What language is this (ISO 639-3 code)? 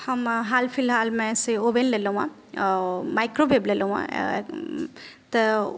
mai